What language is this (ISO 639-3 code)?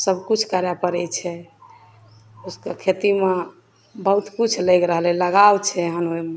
mai